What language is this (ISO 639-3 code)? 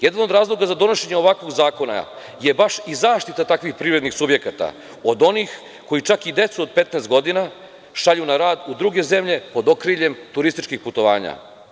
srp